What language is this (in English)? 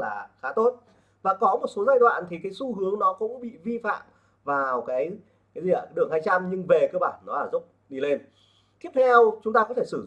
Vietnamese